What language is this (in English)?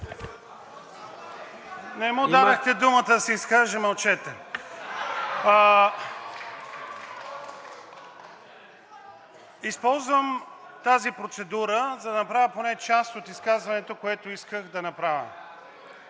Bulgarian